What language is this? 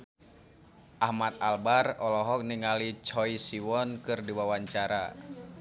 Sundanese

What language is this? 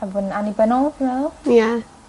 Welsh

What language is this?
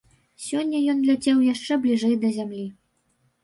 Belarusian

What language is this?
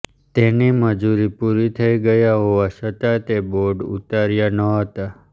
Gujarati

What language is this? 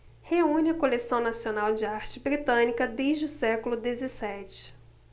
Portuguese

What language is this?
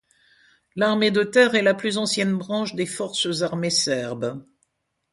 French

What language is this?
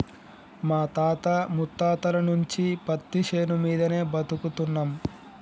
Telugu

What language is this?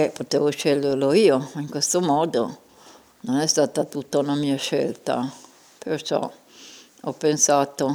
Italian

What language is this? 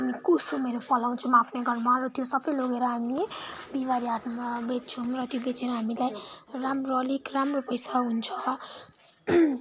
Nepali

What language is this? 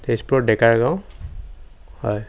Assamese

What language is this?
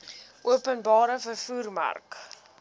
Afrikaans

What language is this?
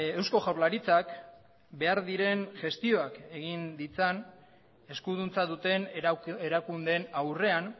Basque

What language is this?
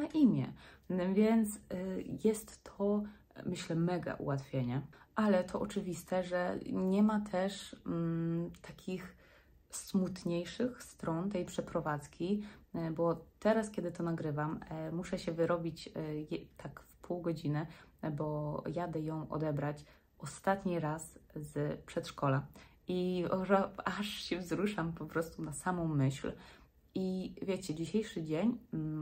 Polish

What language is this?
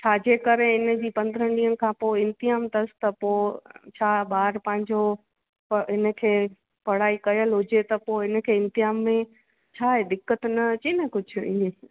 Sindhi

